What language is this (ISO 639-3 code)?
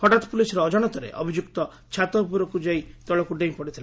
ori